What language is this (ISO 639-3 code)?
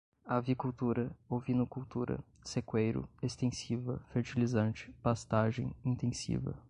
por